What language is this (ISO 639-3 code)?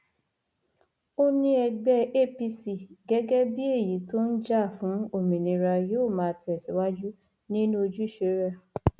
yor